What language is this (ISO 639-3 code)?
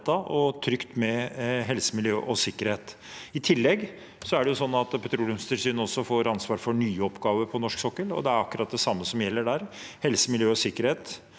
nor